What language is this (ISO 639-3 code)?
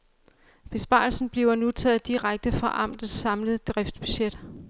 dan